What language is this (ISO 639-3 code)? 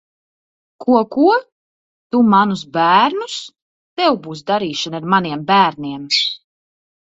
lav